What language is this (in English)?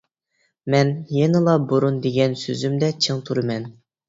Uyghur